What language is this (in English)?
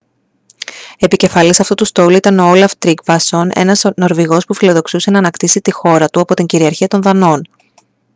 Greek